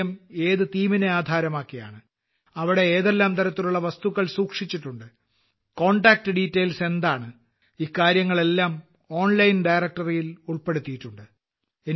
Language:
Malayalam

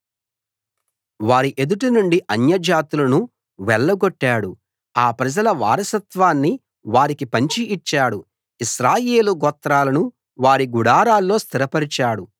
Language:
Telugu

